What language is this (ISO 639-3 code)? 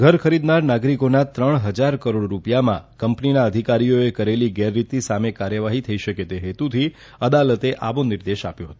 guj